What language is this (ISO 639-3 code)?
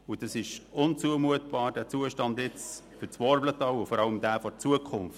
gsw